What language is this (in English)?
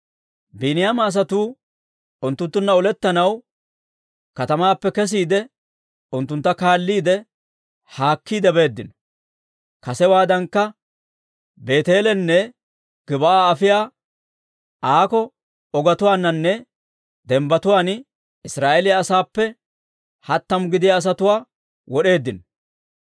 Dawro